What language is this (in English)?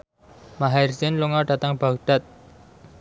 Javanese